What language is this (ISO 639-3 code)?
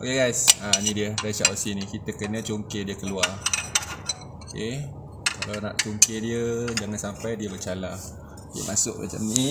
msa